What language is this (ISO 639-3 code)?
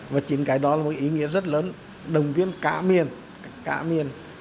vie